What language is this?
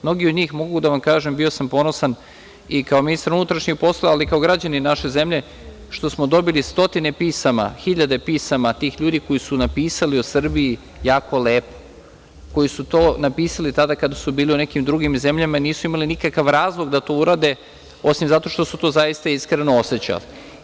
Serbian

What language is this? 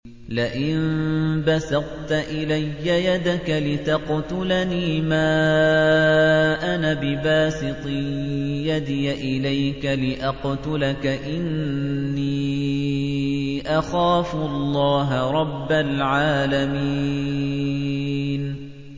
Arabic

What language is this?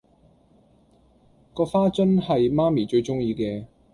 Cantonese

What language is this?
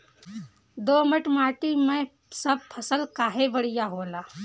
Bhojpuri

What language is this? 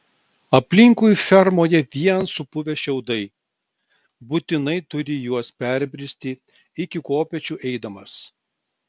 Lithuanian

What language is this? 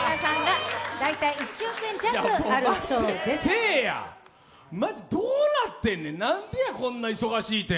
Japanese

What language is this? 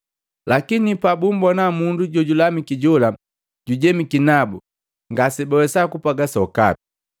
Matengo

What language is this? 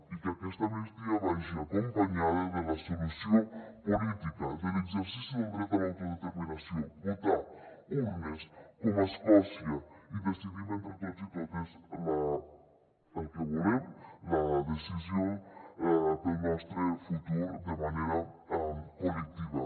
Catalan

